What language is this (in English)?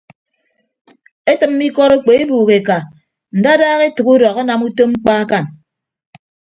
Ibibio